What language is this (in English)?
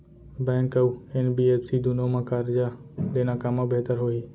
Chhattisgarhi